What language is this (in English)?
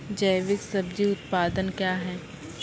Maithili